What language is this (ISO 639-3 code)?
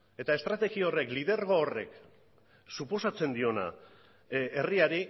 eus